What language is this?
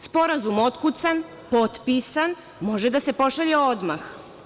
Serbian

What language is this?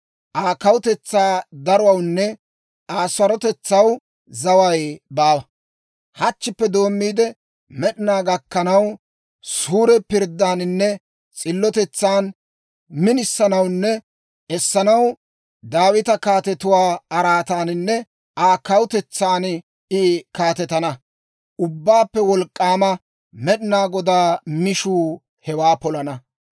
Dawro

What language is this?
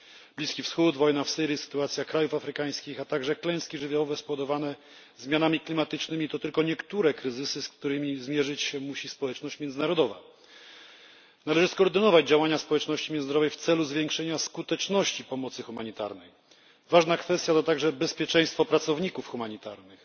Polish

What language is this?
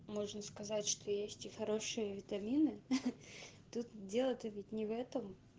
Russian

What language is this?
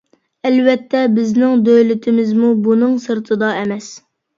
Uyghur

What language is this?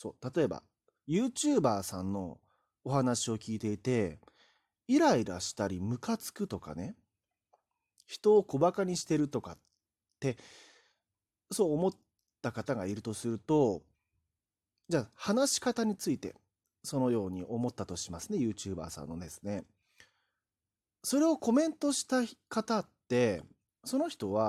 Japanese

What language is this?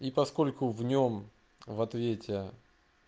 Russian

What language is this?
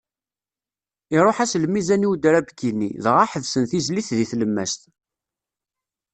Kabyle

